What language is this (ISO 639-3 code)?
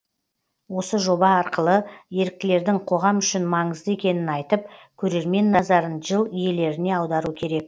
kaz